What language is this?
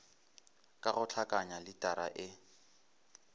Northern Sotho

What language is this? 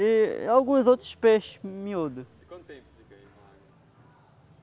Portuguese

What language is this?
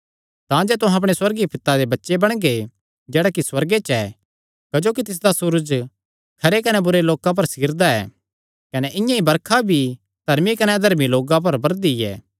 Kangri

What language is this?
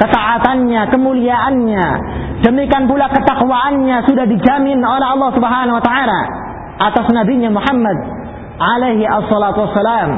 Filipino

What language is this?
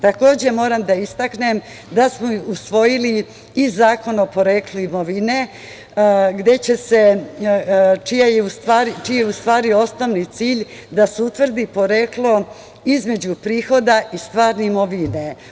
Serbian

